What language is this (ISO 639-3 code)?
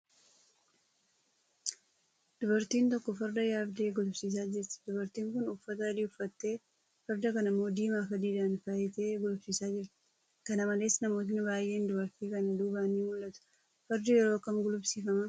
orm